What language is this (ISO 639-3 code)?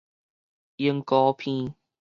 nan